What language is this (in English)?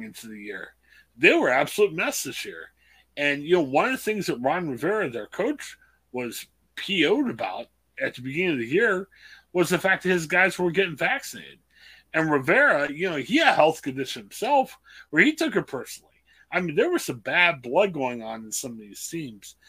English